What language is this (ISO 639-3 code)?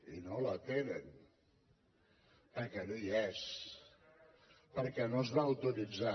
cat